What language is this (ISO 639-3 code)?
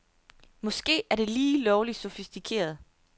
dan